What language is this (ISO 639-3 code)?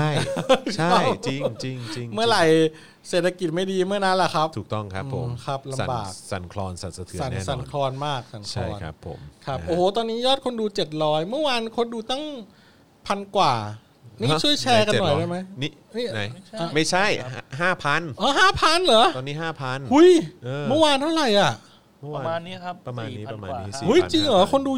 tha